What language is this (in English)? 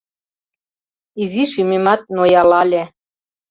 Mari